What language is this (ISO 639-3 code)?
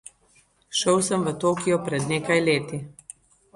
slv